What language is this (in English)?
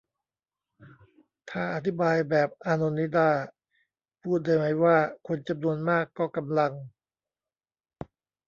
Thai